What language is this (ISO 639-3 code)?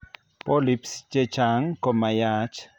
kln